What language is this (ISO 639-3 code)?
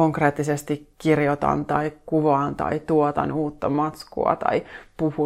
fin